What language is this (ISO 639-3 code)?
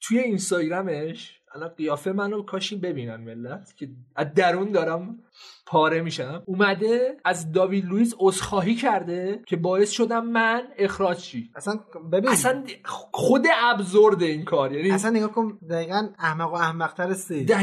fas